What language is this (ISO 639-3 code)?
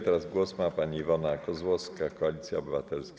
pol